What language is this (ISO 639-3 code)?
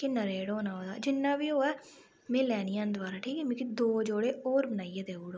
doi